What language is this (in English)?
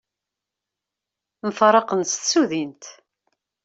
Kabyle